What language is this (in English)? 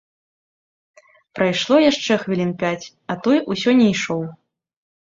Belarusian